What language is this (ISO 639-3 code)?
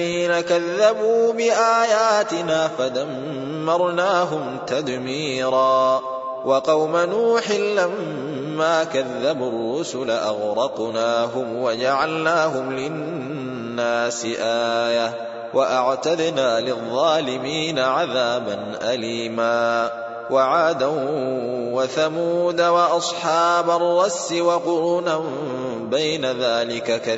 ara